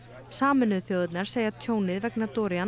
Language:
Icelandic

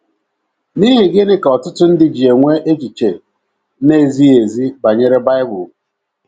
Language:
Igbo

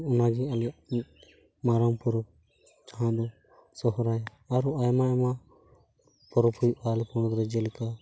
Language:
Santali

